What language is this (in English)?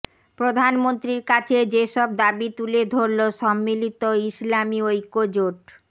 Bangla